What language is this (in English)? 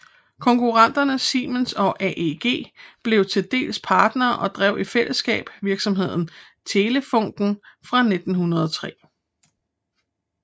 Danish